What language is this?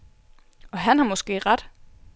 Danish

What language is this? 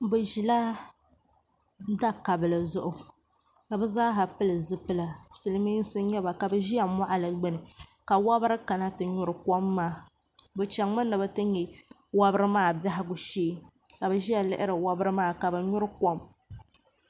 Dagbani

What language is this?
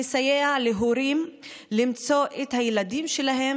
Hebrew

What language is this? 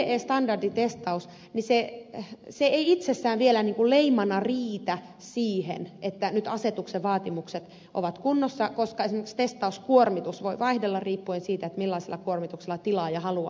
Finnish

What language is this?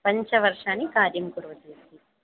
Sanskrit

